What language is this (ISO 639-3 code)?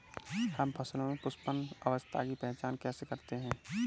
hin